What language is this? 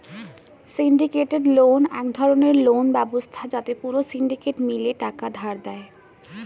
Bangla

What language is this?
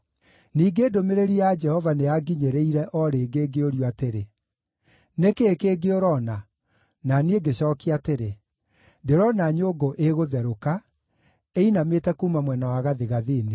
Kikuyu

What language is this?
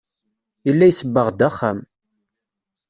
Kabyle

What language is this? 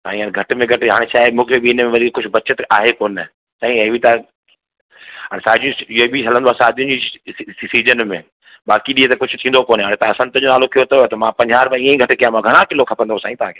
Sindhi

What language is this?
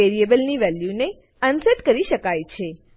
Gujarati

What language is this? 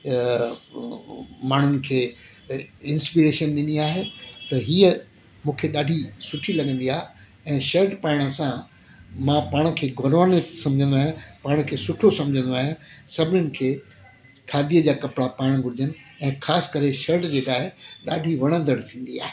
Sindhi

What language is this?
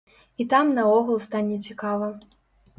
Belarusian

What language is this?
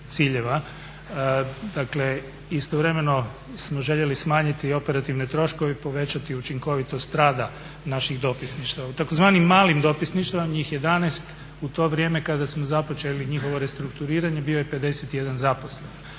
Croatian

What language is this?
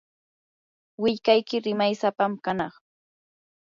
Yanahuanca Pasco Quechua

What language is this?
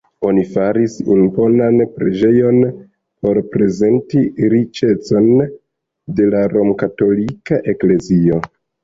Esperanto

